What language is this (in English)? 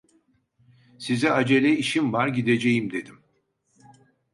Turkish